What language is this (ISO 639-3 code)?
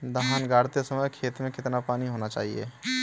hin